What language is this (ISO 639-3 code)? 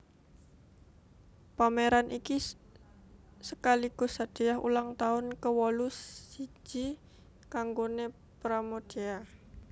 jav